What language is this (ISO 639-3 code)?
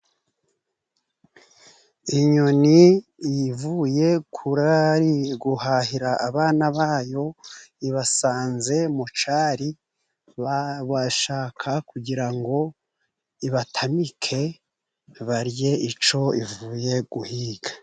kin